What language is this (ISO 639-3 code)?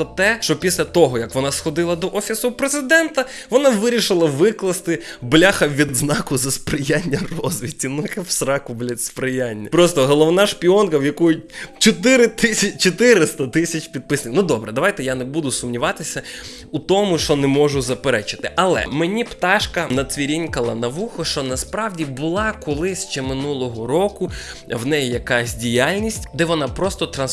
ukr